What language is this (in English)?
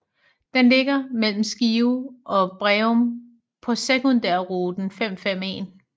Danish